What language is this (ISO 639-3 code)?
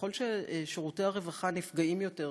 heb